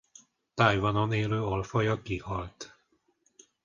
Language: Hungarian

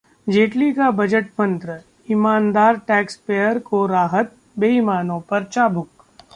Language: Hindi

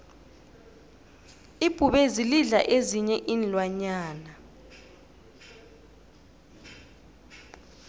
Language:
South Ndebele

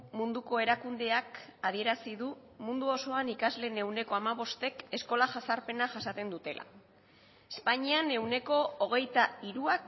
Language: Basque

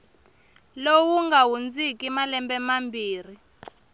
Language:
Tsonga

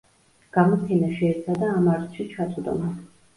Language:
Georgian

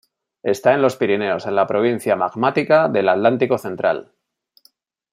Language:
Spanish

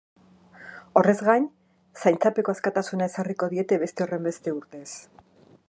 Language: Basque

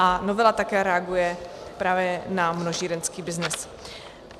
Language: Czech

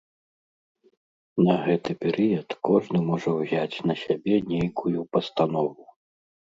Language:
Belarusian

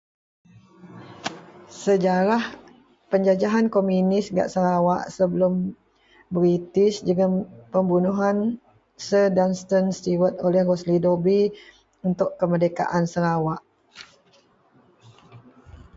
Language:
Central Melanau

